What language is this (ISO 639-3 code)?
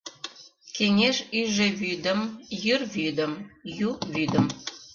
chm